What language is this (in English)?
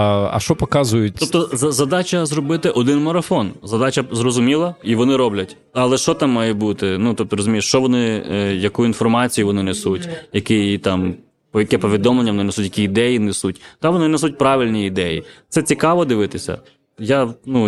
Ukrainian